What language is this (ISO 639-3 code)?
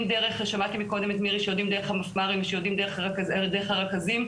heb